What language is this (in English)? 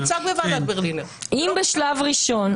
Hebrew